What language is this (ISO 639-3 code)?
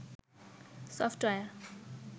ben